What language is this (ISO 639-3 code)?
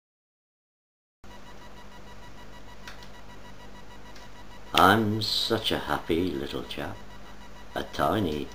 eng